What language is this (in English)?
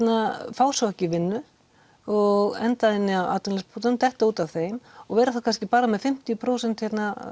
Icelandic